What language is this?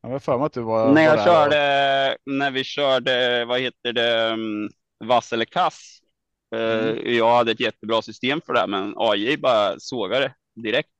Swedish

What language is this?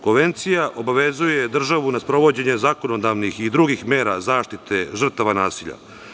Serbian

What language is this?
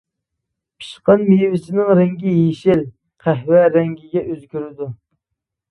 Uyghur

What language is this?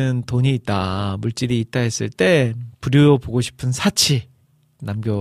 Korean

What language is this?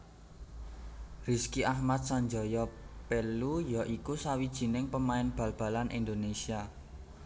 Javanese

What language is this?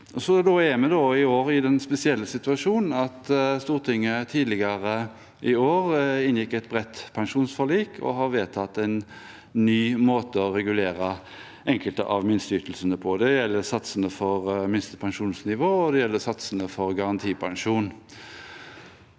Norwegian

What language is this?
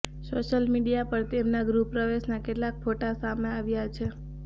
Gujarati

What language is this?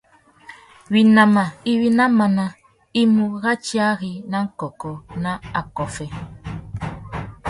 Tuki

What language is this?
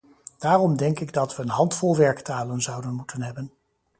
Dutch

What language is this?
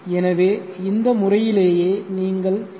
Tamil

